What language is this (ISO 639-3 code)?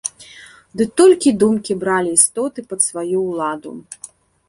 bel